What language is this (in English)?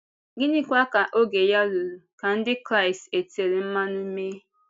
Igbo